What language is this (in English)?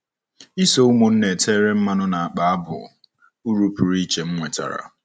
Igbo